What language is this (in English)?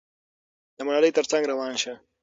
Pashto